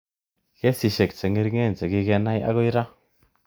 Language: Kalenjin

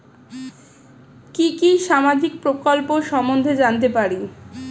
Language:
Bangla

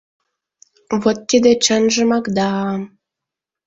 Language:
Mari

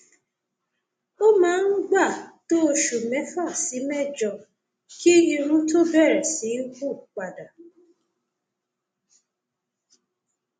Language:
Yoruba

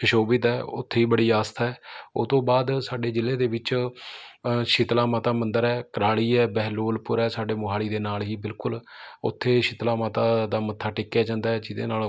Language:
Punjabi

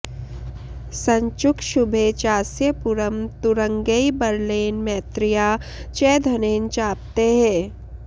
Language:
Sanskrit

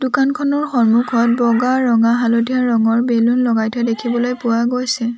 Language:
Assamese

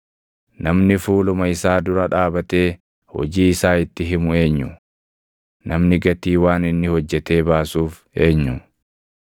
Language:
Oromo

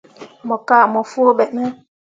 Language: Mundang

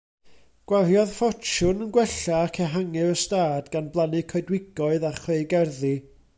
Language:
Welsh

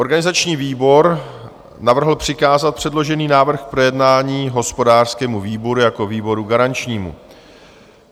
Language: Czech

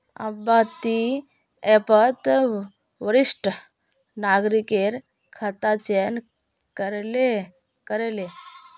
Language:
Magahi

